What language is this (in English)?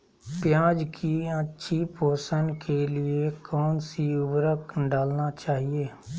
Magahi